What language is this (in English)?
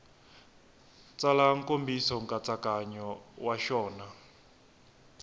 Tsonga